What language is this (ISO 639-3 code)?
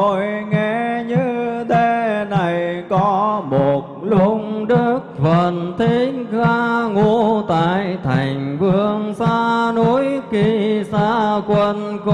vie